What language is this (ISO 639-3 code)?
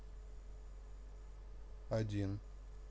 rus